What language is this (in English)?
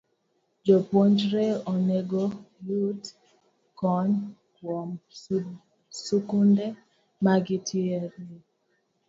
Luo (Kenya and Tanzania)